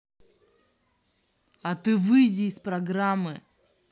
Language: Russian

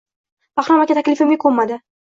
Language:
Uzbek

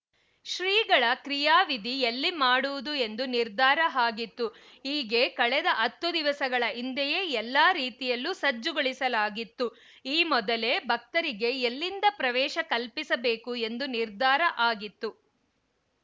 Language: Kannada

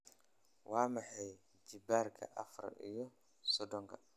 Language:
Somali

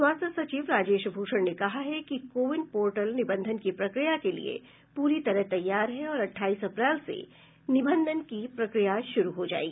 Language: Hindi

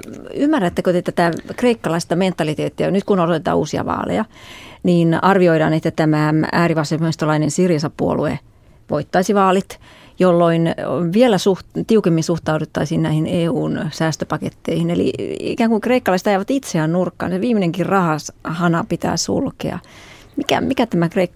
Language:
Finnish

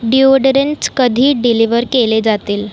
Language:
Marathi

